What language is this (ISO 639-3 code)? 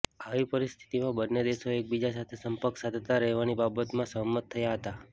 guj